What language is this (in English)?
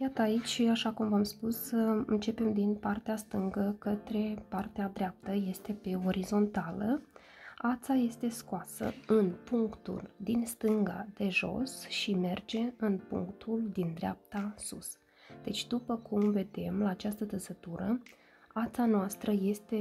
Romanian